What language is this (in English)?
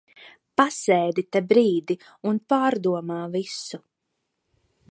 Latvian